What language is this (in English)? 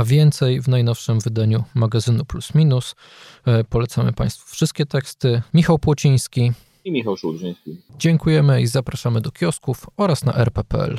Polish